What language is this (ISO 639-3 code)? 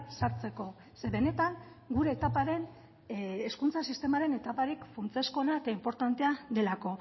eus